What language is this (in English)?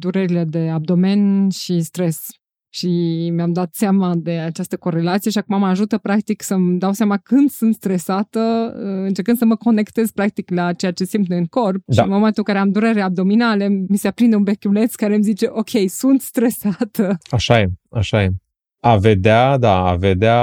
Romanian